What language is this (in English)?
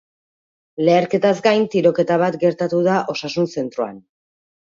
Basque